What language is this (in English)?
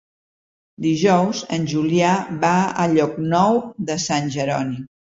Catalan